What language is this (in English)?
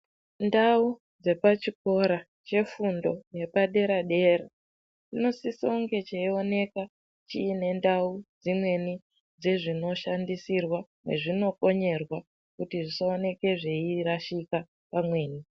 Ndau